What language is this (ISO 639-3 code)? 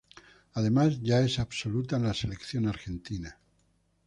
spa